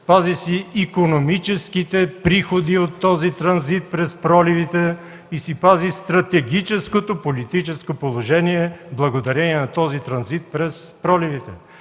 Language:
Bulgarian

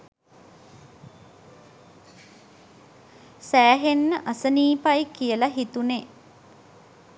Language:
Sinhala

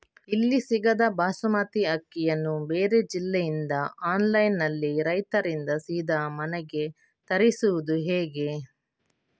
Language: Kannada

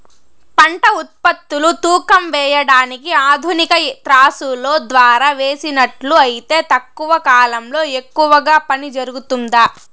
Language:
Telugu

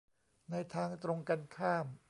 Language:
Thai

